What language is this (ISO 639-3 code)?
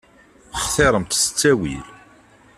kab